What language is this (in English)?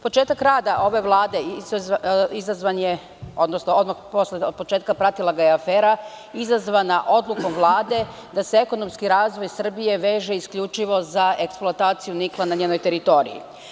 Serbian